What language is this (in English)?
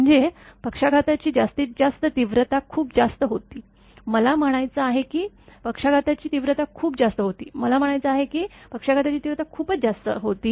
Marathi